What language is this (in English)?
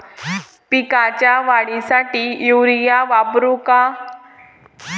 Marathi